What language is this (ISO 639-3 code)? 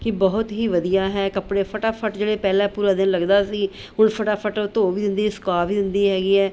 pan